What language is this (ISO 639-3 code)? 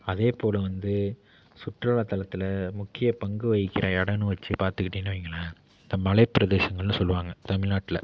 tam